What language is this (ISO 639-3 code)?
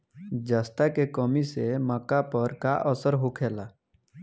bho